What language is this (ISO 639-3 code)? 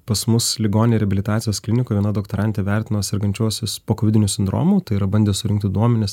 lit